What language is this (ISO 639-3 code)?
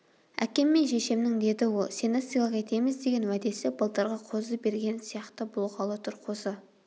kaz